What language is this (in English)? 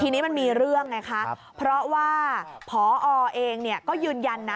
Thai